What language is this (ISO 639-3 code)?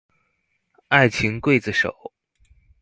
zho